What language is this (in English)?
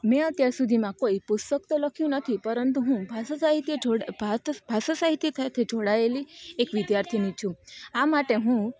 Gujarati